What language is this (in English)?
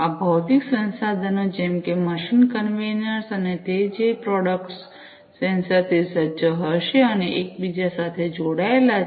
Gujarati